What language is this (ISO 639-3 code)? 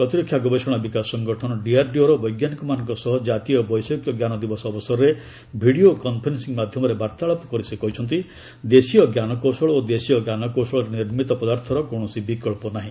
ori